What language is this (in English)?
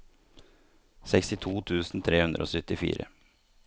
Norwegian